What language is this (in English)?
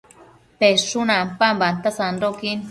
Matsés